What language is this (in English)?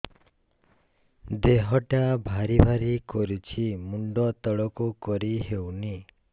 Odia